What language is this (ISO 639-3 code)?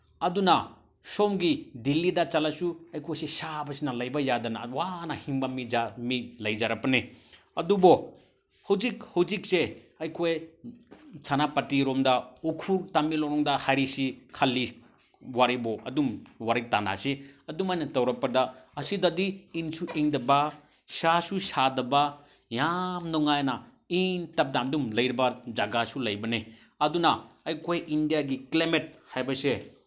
mni